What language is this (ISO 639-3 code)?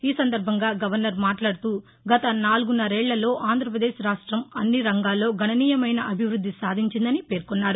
tel